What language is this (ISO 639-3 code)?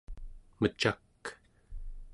esu